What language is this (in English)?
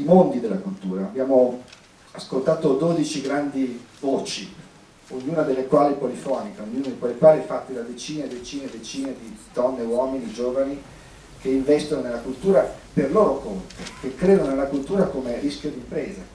Italian